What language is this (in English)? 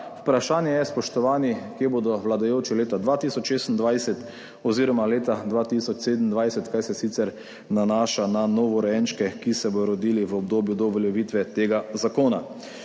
Slovenian